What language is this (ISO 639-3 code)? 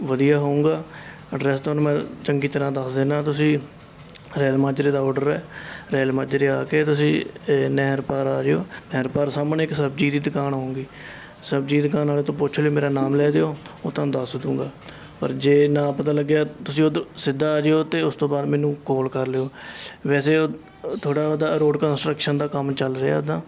pan